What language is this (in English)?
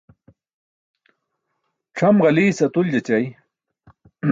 Burushaski